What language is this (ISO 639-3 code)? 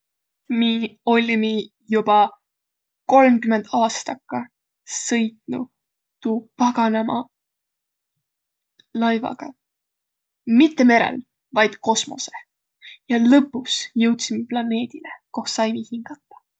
vro